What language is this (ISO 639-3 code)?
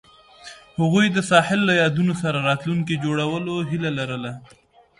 pus